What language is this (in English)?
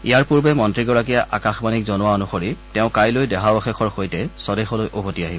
Assamese